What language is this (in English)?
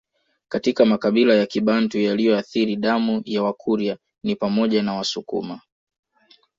Swahili